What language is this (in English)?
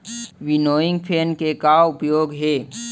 Chhattisgarhi